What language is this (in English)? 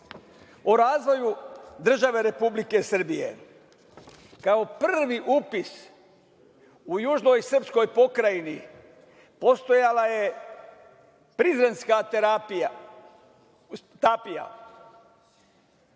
Serbian